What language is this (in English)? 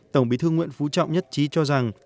Vietnamese